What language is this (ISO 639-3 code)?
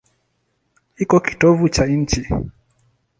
swa